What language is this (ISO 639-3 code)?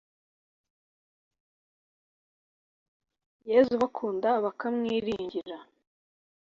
kin